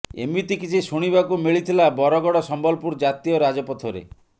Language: Odia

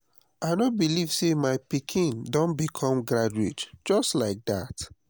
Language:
Nigerian Pidgin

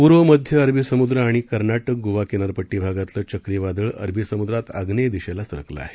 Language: Marathi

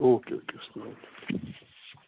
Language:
Kashmiri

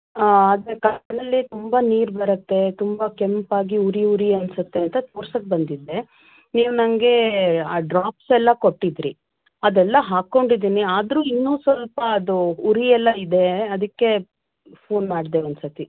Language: Kannada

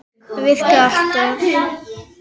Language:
Icelandic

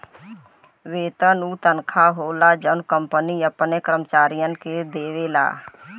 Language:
Bhojpuri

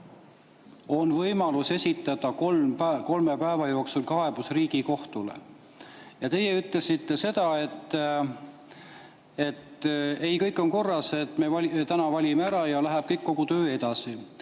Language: Estonian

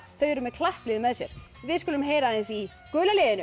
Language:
Icelandic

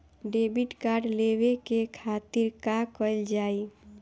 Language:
Bhojpuri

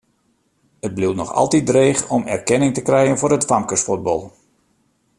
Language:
Western Frisian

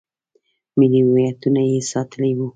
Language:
Pashto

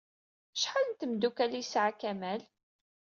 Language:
Kabyle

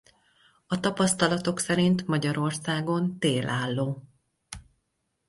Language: Hungarian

